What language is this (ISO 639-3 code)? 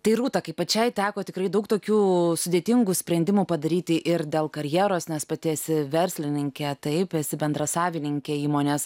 lit